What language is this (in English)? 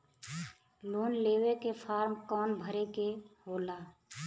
Bhojpuri